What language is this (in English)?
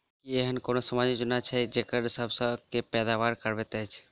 Maithili